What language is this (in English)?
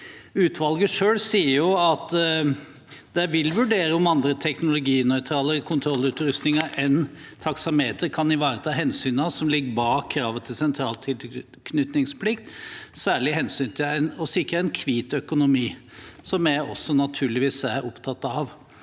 Norwegian